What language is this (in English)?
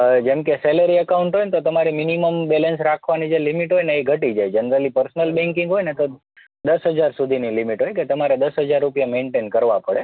Gujarati